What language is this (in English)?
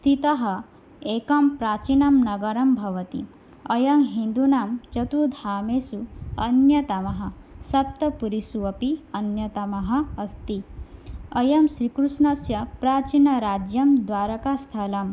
Sanskrit